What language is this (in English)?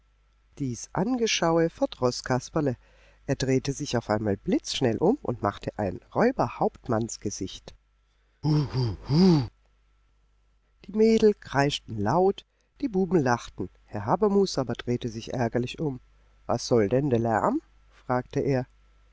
German